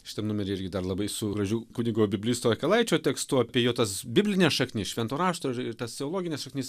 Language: Lithuanian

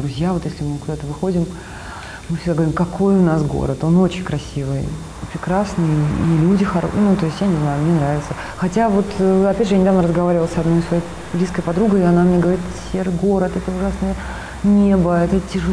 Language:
Russian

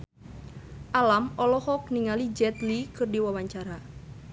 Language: Sundanese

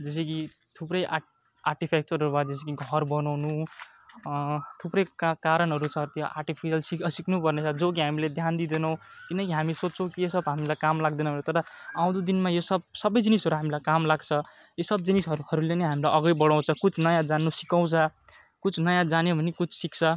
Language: Nepali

